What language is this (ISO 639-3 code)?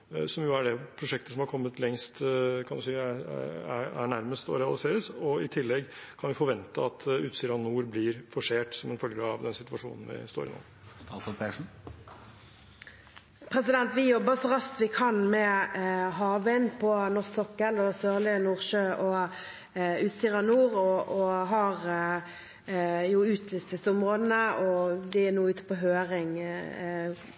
nob